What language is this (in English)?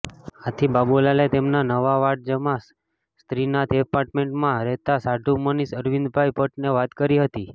Gujarati